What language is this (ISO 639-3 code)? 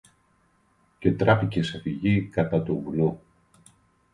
ell